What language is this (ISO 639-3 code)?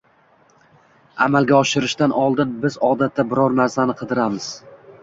uzb